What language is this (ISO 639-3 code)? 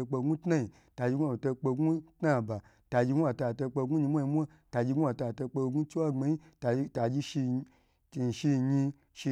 gbr